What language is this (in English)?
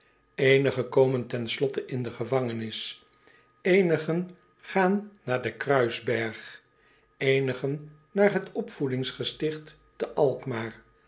Dutch